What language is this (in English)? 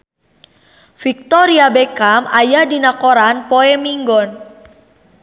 Sundanese